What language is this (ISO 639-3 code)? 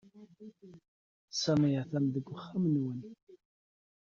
kab